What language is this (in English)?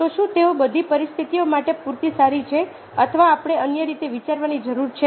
Gujarati